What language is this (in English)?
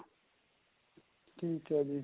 Punjabi